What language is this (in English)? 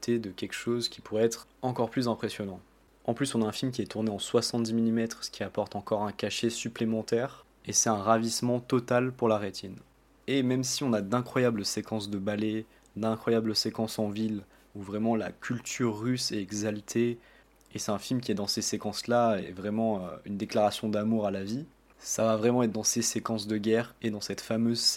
French